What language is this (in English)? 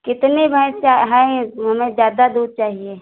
Hindi